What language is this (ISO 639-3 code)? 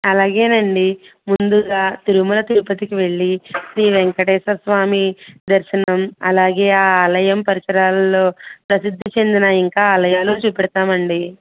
tel